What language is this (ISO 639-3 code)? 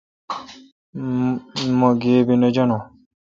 xka